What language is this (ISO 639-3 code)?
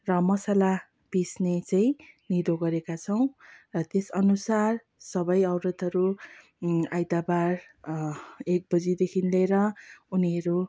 nep